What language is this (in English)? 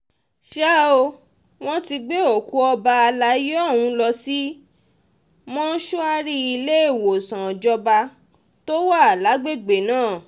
Yoruba